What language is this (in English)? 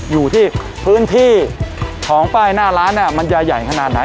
Thai